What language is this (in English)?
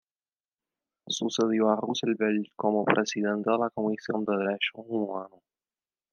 Spanish